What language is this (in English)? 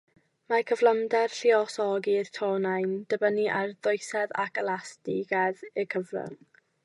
Welsh